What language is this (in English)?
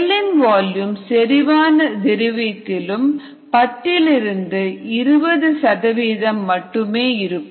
Tamil